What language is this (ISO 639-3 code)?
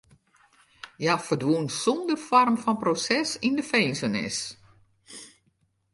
fry